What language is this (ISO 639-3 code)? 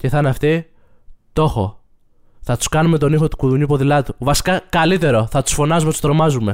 ell